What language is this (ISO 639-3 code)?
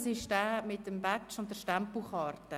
gsw